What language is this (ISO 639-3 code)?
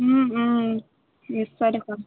asm